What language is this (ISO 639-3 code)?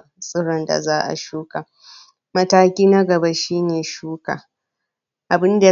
hau